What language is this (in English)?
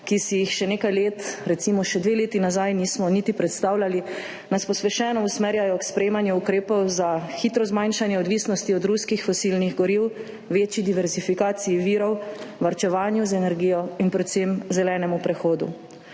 Slovenian